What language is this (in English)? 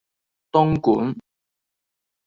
Cantonese